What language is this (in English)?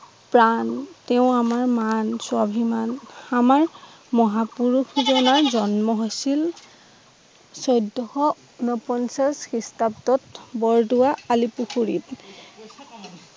Assamese